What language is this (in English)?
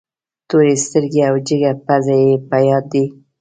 Pashto